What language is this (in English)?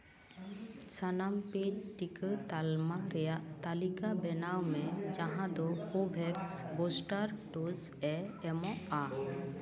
Santali